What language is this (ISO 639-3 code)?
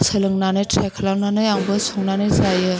brx